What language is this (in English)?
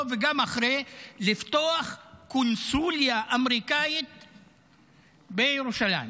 Hebrew